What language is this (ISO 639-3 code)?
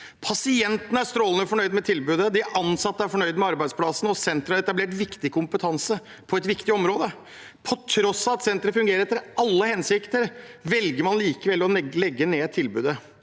nor